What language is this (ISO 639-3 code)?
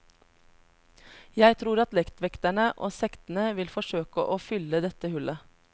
nor